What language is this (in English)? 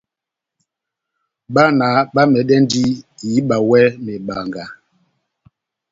Batanga